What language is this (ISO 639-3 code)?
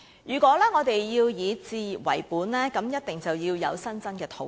yue